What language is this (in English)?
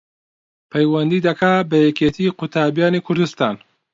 Central Kurdish